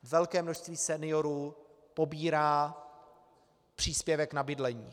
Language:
Czech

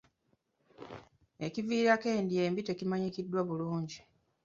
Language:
Ganda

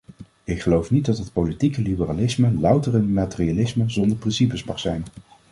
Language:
Dutch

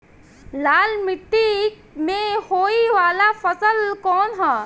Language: Bhojpuri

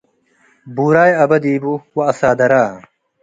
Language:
Tigre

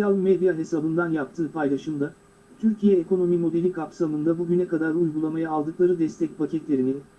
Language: Turkish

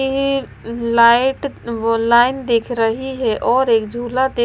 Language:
Hindi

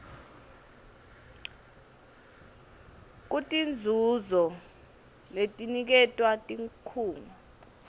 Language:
Swati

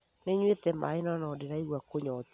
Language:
Kikuyu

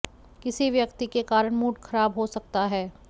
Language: Hindi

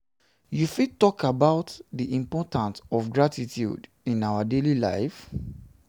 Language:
Nigerian Pidgin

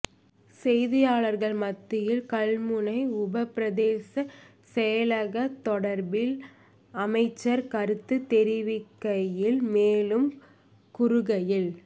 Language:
Tamil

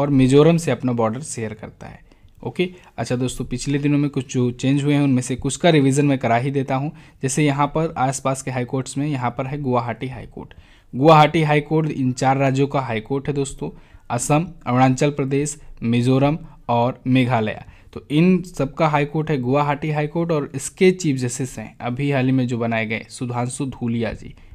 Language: Hindi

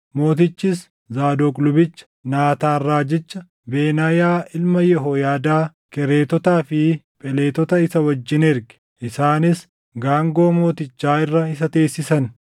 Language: Oromo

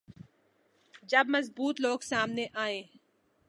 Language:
Urdu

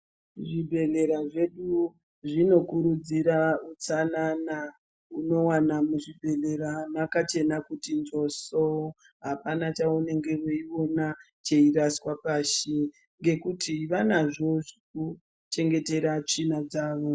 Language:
Ndau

